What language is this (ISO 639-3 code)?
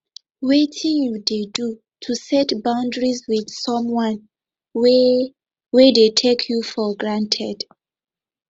pcm